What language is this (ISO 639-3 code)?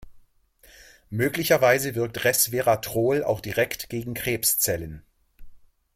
deu